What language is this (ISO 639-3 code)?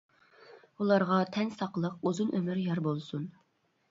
uig